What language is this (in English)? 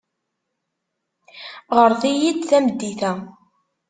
Kabyle